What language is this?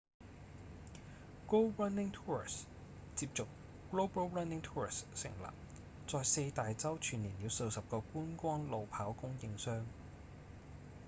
Cantonese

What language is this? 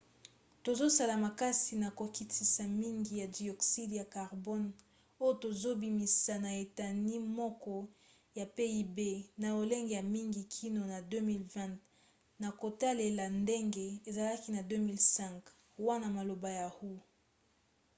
Lingala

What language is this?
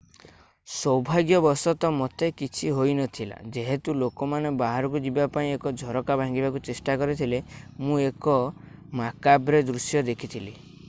Odia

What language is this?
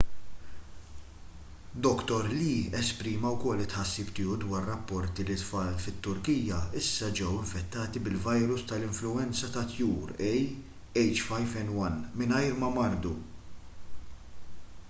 Maltese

